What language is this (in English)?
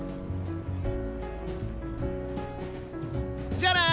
Japanese